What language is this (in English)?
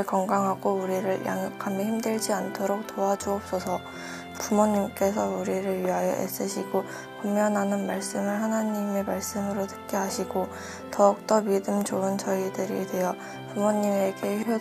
Korean